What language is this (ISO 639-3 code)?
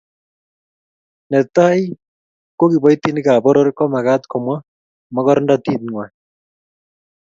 kln